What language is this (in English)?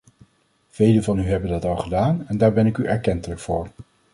Dutch